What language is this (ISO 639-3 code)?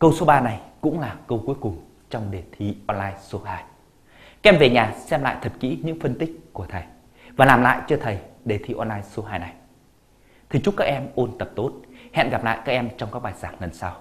vie